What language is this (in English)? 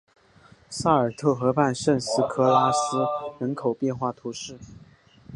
Chinese